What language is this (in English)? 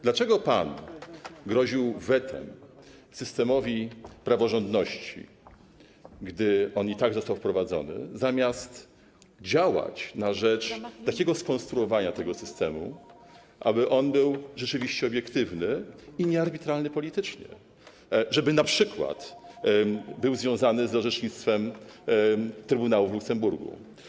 Polish